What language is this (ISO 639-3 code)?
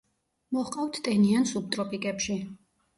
kat